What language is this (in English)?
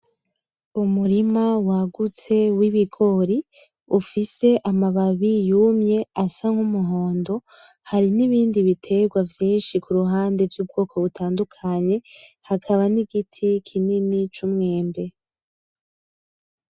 Rundi